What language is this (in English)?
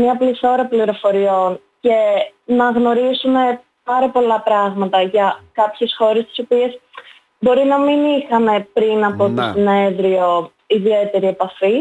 Greek